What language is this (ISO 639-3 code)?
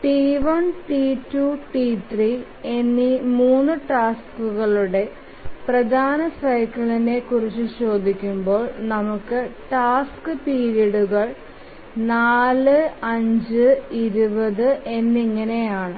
mal